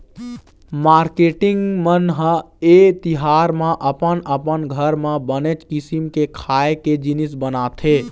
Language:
Chhattisgarhi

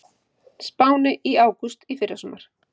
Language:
Icelandic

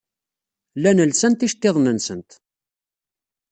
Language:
Kabyle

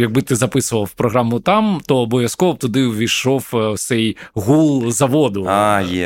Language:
Ukrainian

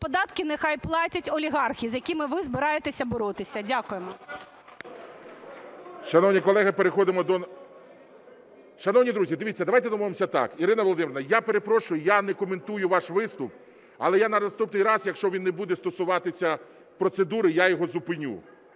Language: Ukrainian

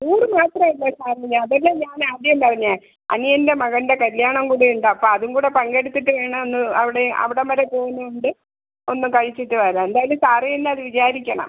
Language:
Malayalam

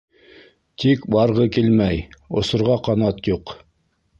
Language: Bashkir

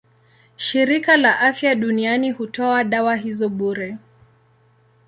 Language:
Swahili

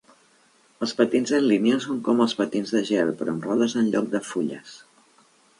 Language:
Catalan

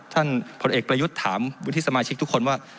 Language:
Thai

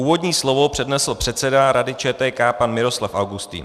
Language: Czech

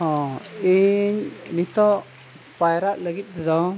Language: Santali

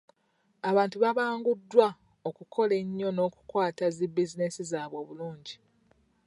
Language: Ganda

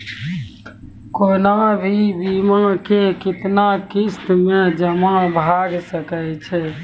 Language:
Maithili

